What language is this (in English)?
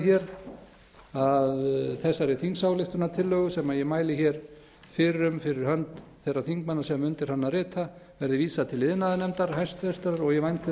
Icelandic